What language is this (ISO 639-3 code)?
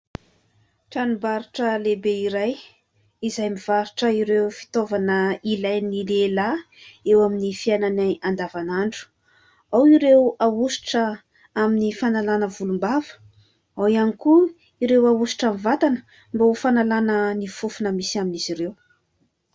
mlg